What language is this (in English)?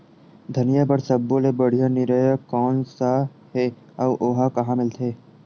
Chhattisgarhi